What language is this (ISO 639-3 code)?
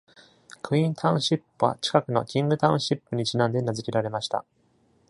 jpn